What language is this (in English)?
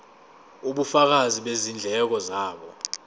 Zulu